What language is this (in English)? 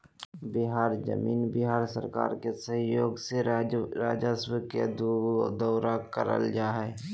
Magahi